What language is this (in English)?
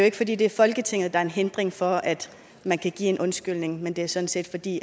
Danish